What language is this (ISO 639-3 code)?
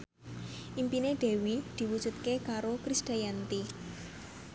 jav